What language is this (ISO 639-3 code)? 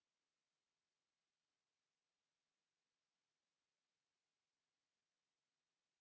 fin